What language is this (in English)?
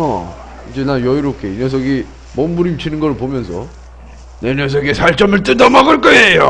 Korean